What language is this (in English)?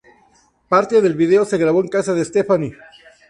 Spanish